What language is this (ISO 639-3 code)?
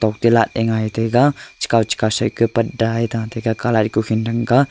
nnp